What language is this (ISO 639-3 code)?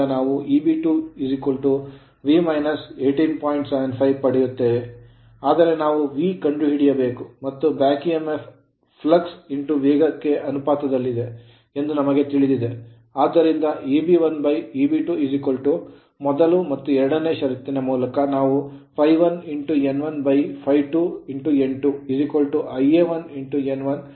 kan